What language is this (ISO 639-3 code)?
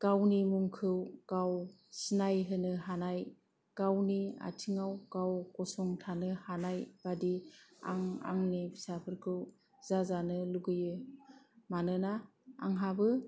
brx